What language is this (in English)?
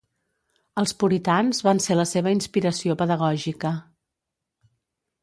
Catalan